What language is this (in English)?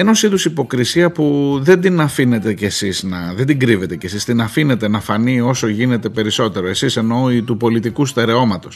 Greek